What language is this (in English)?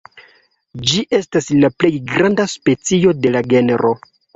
Esperanto